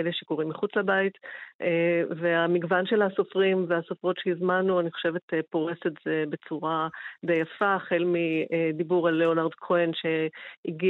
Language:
Hebrew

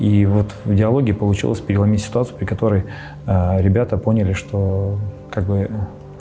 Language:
Russian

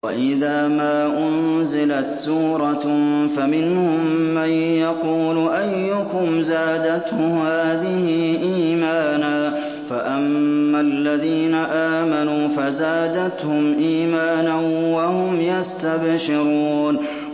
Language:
Arabic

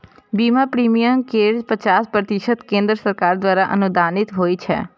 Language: Maithili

